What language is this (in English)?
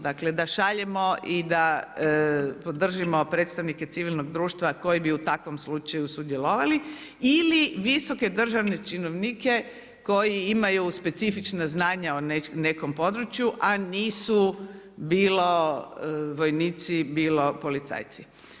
Croatian